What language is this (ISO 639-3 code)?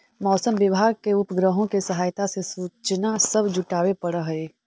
mag